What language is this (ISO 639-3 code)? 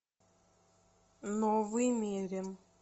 rus